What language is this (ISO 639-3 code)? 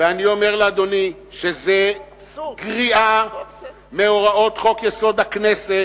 heb